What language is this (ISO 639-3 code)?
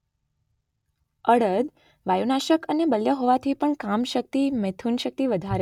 guj